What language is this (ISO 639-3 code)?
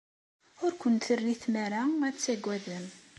kab